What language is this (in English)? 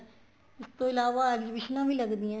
Punjabi